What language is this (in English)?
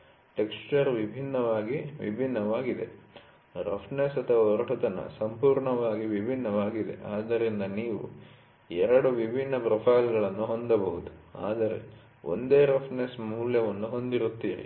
Kannada